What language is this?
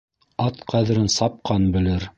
Bashkir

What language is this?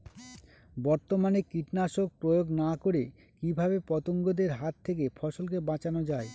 Bangla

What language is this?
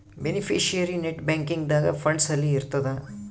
Kannada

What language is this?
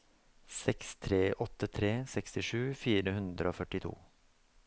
Norwegian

